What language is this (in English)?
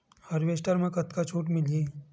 Chhattisgarhi